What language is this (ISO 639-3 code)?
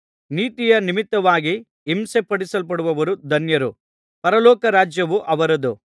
kan